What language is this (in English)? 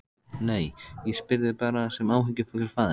Icelandic